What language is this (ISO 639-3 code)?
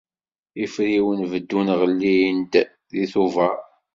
kab